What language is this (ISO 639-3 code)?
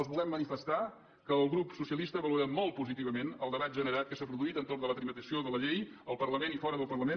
cat